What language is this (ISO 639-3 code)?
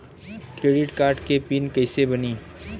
bho